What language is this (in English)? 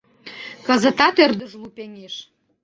Mari